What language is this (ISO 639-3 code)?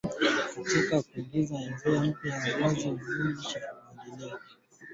swa